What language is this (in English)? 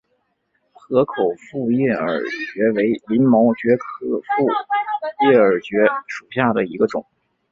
Chinese